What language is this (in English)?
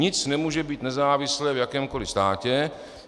Czech